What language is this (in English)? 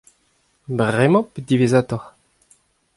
Breton